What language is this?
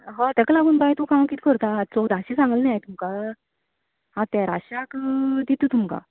Konkani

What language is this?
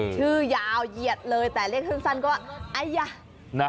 Thai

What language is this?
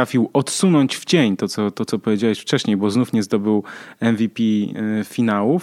Polish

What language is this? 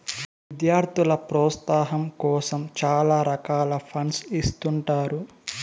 Telugu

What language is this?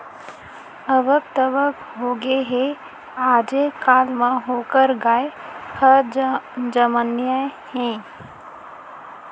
Chhattisgarhi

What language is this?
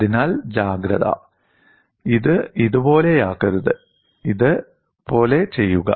Malayalam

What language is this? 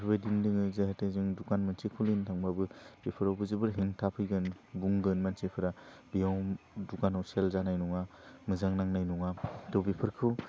Bodo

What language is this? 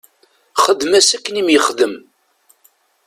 Kabyle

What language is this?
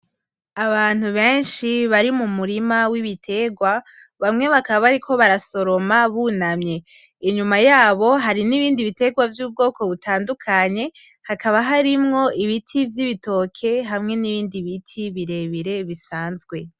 Rundi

